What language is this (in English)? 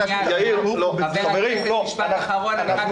Hebrew